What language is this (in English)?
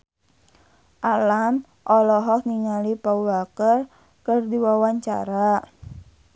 Sundanese